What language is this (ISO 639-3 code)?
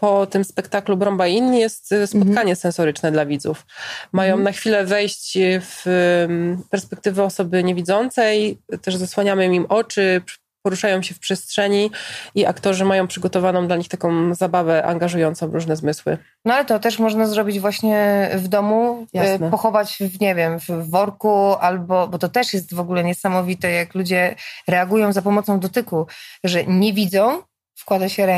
pol